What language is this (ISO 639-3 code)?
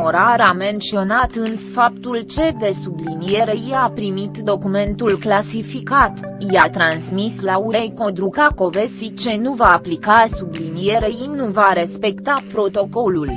ron